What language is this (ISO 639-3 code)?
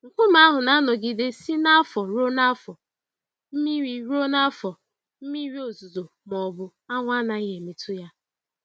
ibo